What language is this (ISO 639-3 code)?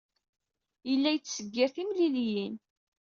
kab